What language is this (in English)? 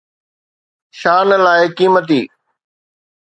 Sindhi